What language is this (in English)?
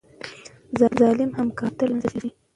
Pashto